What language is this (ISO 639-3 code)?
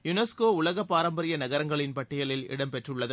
tam